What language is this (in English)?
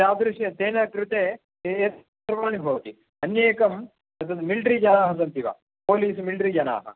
Sanskrit